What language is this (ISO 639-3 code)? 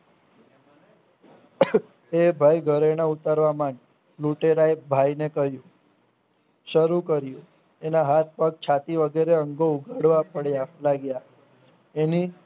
guj